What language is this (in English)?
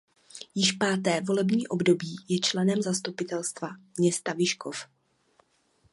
Czech